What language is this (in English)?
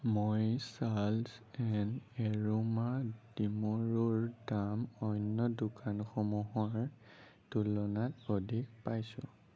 Assamese